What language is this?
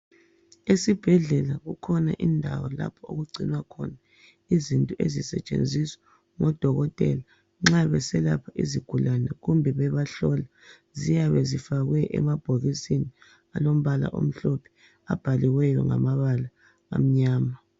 North Ndebele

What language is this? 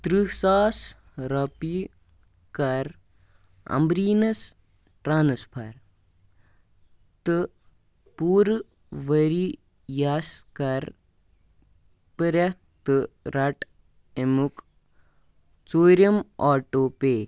Kashmiri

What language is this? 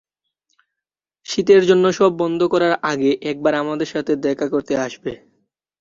Bangla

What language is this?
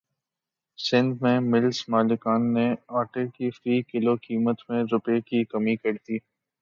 Urdu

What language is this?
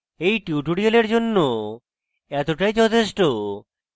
Bangla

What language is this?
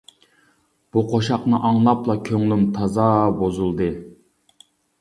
Uyghur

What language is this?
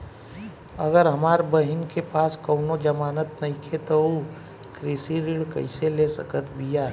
Bhojpuri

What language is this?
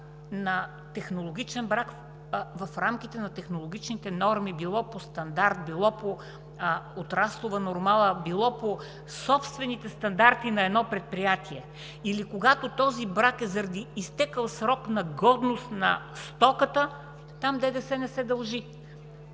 Bulgarian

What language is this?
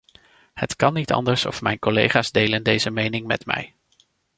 Dutch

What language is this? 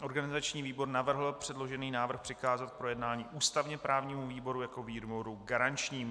Czech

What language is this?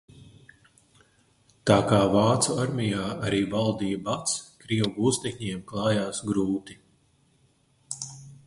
Latvian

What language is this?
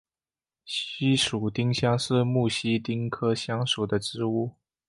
Chinese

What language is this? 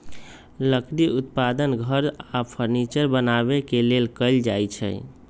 Magahi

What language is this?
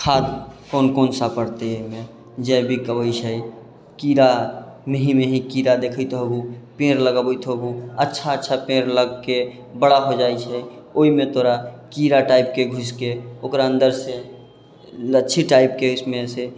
Maithili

